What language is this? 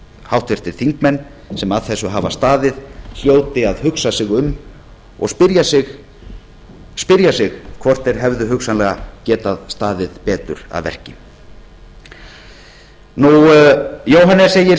Icelandic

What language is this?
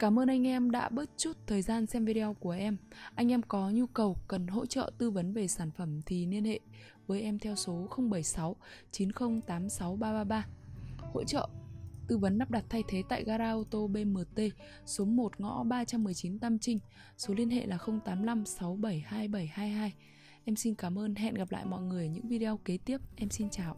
Vietnamese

